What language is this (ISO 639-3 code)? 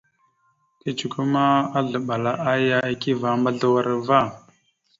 mxu